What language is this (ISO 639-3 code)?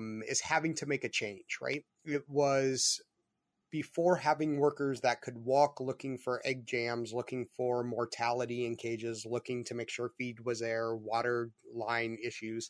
eng